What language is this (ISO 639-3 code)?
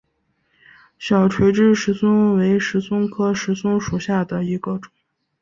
zho